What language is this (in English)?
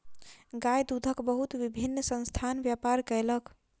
Maithili